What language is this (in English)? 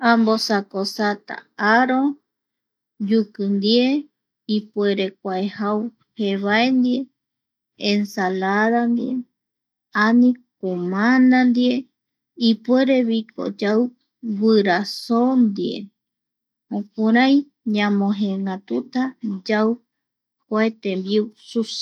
Eastern Bolivian Guaraní